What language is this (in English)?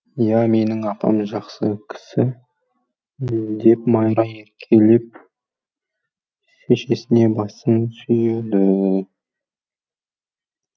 Kazakh